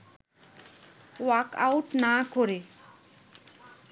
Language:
Bangla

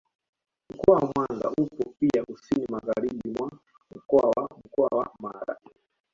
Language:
Swahili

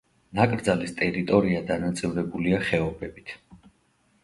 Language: Georgian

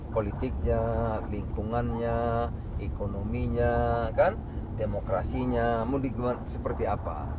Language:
Indonesian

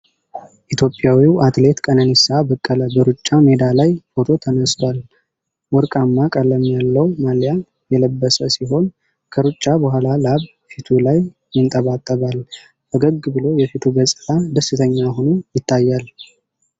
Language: Amharic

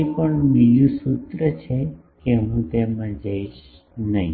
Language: Gujarati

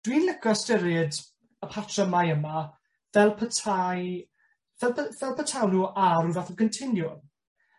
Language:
Welsh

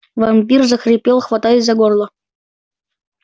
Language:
Russian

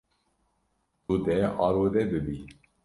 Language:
Kurdish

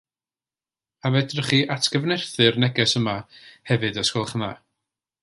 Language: Welsh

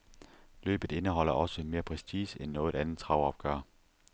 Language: Danish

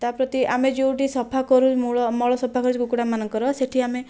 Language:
Odia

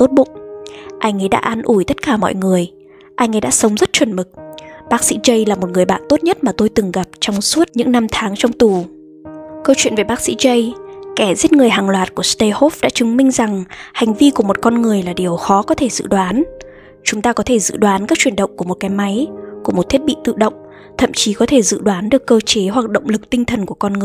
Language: Vietnamese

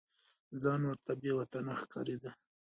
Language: Pashto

